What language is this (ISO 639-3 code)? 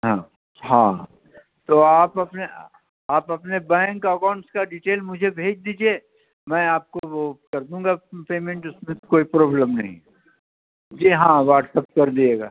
urd